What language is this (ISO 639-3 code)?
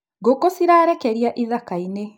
kik